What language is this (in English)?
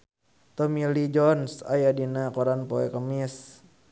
Sundanese